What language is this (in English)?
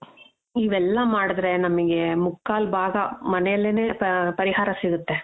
Kannada